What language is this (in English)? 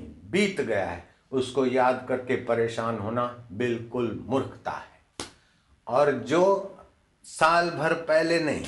Hindi